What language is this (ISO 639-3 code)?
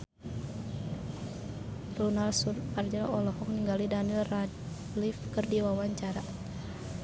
sun